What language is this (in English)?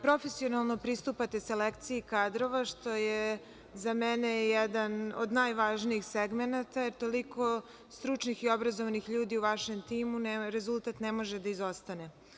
Serbian